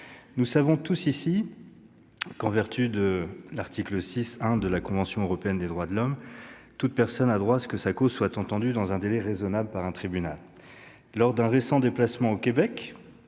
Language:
French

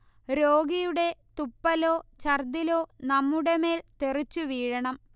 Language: Malayalam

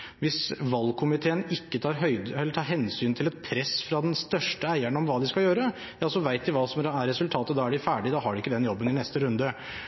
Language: Norwegian Bokmål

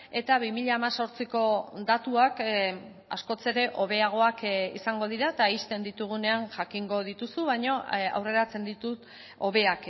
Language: Basque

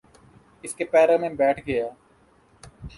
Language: Urdu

